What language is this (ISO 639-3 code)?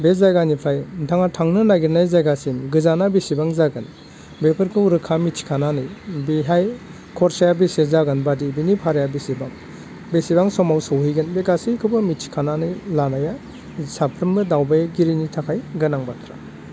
brx